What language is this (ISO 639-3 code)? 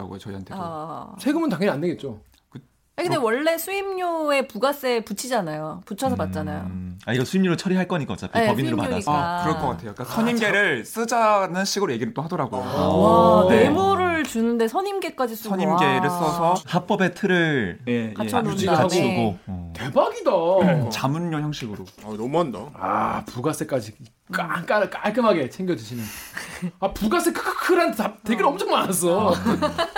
kor